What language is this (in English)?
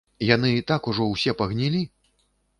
Belarusian